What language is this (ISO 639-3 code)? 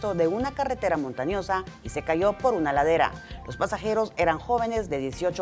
spa